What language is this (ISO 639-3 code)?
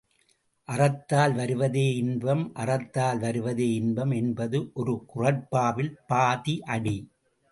tam